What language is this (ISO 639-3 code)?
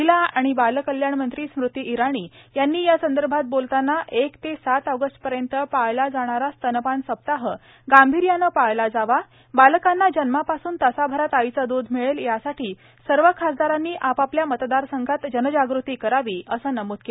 mar